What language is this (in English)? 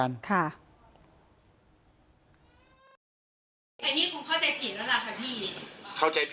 Thai